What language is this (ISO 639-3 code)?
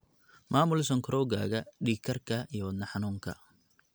som